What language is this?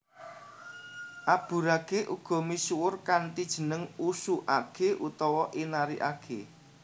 Javanese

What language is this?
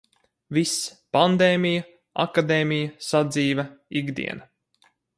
Latvian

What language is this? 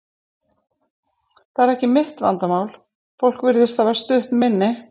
Icelandic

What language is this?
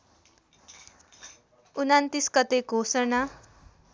Nepali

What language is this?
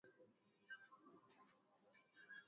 Swahili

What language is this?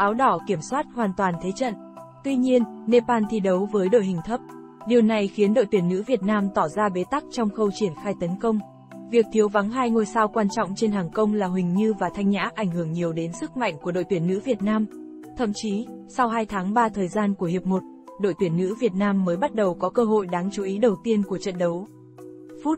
Vietnamese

